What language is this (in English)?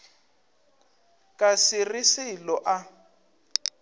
Northern Sotho